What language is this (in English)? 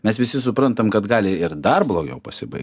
Lithuanian